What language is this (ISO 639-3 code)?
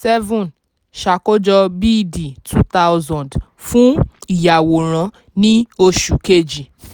yor